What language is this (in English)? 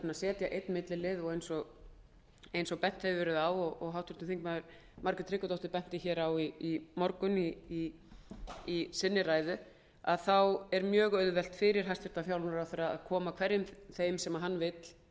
Icelandic